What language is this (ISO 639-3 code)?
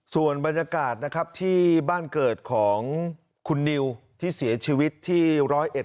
tha